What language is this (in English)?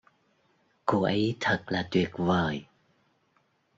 Vietnamese